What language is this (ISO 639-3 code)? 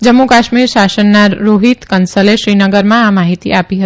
guj